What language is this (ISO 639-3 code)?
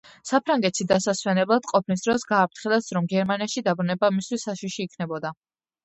kat